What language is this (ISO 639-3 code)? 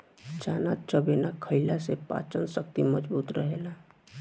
bho